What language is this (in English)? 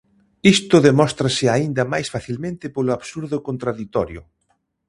Galician